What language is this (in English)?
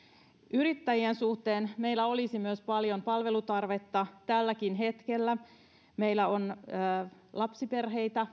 Finnish